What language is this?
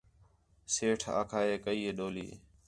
Khetrani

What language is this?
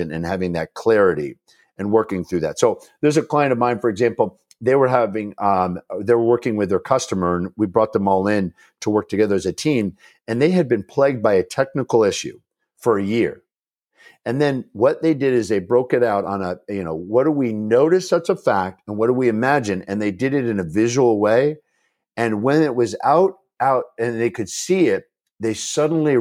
English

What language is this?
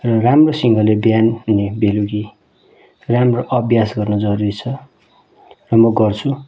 Nepali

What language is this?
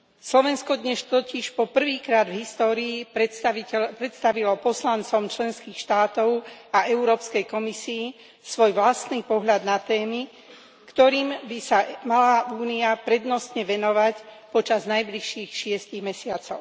Slovak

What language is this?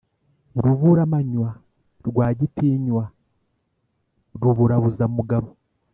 Kinyarwanda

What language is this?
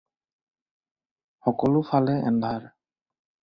Assamese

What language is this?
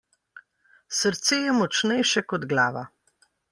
Slovenian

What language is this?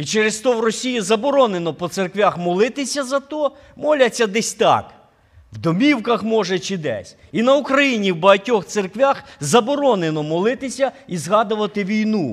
Ukrainian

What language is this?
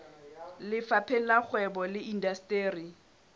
Southern Sotho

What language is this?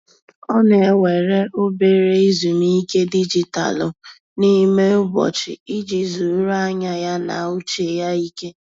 Igbo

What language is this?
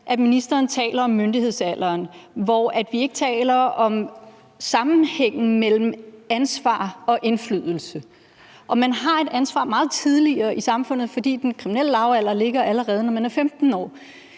Danish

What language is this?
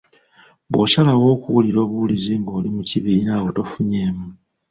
Ganda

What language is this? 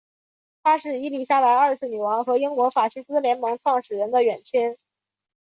Chinese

